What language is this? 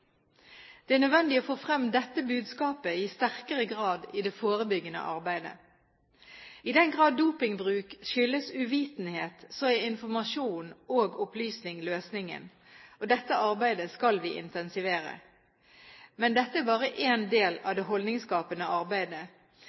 Norwegian Bokmål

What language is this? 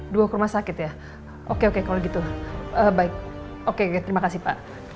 Indonesian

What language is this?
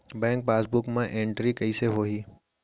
Chhattisgarhi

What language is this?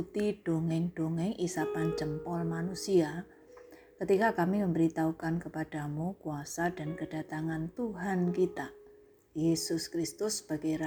Indonesian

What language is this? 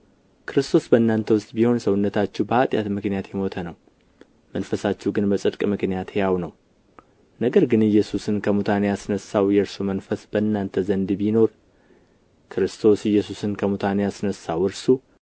Amharic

